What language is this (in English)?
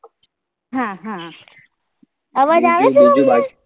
Gujarati